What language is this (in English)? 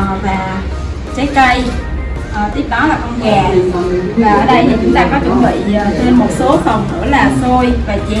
Vietnamese